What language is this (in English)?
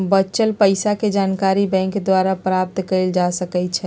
Magahi